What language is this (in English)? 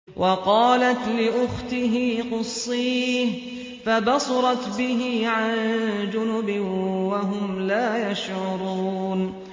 Arabic